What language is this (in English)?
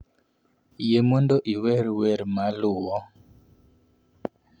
Luo (Kenya and Tanzania)